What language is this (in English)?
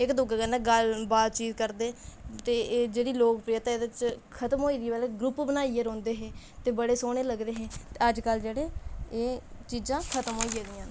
Dogri